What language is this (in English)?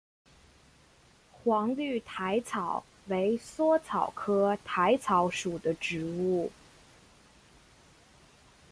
Chinese